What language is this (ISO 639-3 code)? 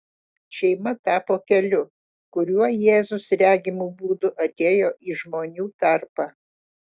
lit